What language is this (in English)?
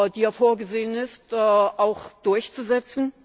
German